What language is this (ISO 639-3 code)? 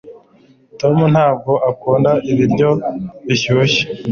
kin